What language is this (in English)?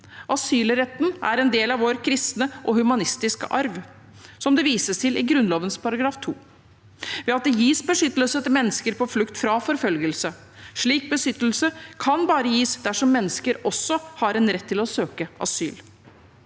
Norwegian